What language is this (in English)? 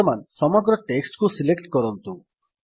Odia